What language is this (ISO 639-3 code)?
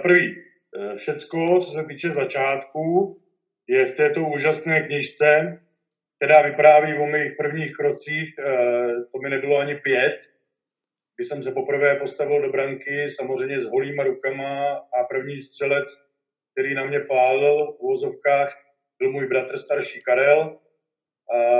ces